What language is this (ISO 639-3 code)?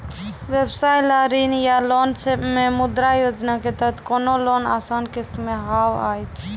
mai